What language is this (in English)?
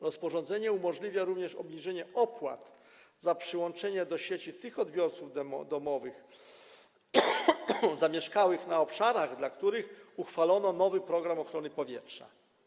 Polish